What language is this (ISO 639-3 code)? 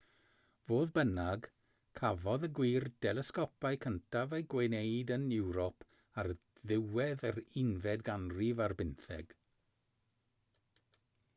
cym